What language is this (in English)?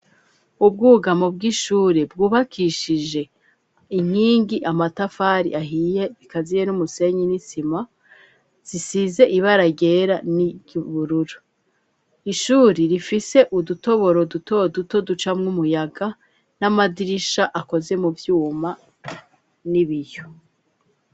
Rundi